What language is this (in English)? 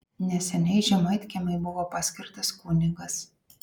Lithuanian